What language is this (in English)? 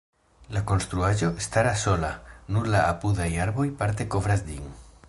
Esperanto